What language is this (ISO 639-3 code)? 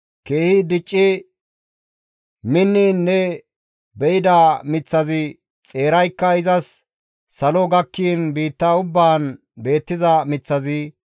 gmv